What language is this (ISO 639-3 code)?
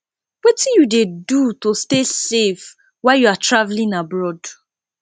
pcm